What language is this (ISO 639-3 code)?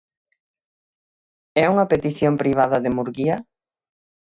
glg